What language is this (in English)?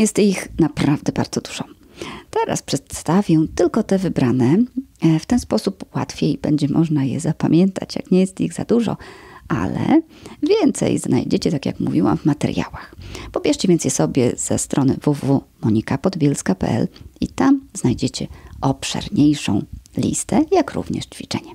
Polish